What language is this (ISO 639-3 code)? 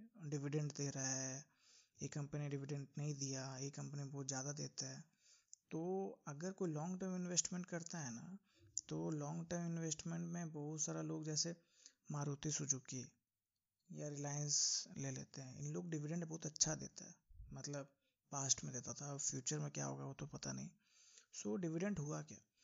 hin